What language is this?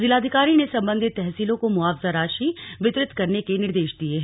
Hindi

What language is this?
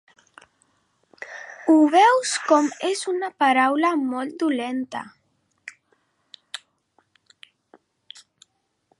Catalan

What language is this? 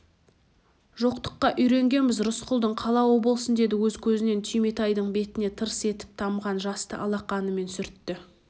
Kazakh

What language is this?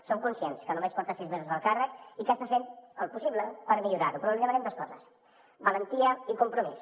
Catalan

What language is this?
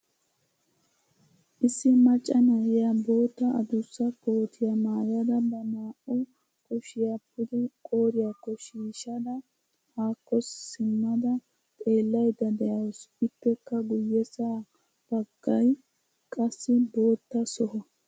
Wolaytta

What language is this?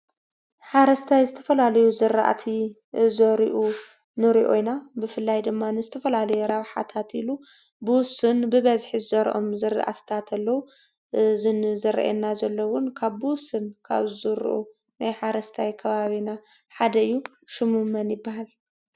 Tigrinya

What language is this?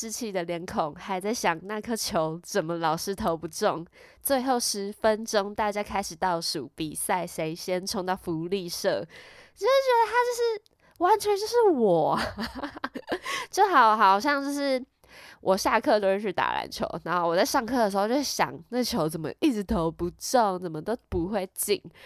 Chinese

